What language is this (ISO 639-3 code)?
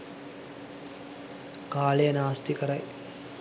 sin